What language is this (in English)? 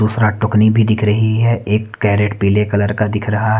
Hindi